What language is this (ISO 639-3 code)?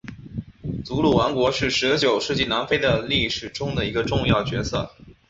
zho